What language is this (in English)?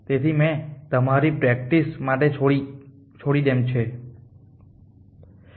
Gujarati